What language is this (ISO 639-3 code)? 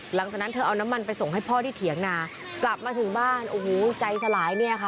tha